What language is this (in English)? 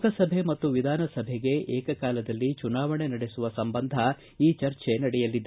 Kannada